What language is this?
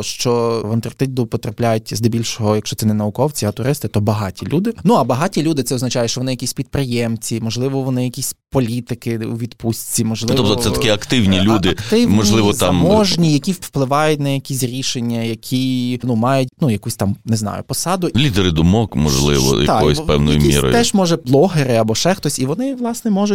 Ukrainian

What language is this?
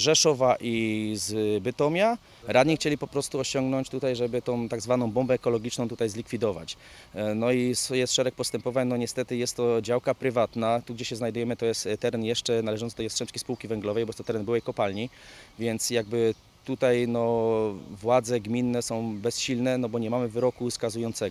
Polish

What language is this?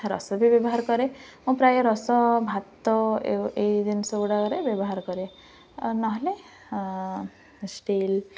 Odia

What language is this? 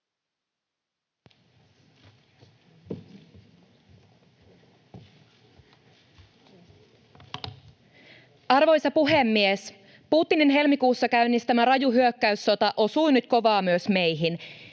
Finnish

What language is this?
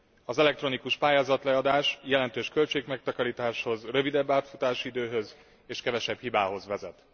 Hungarian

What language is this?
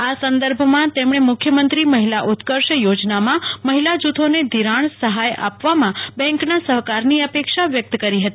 Gujarati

